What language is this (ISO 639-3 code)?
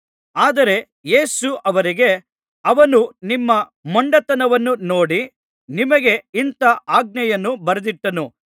kan